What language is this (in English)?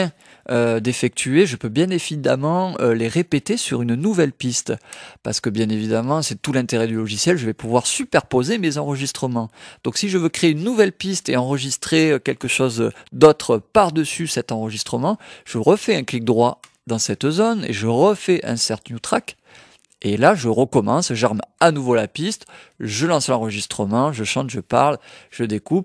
French